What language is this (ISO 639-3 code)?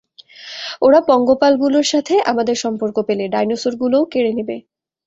ben